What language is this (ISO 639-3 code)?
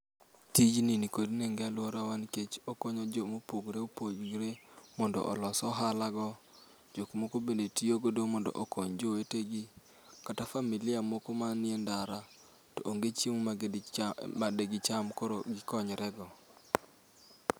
luo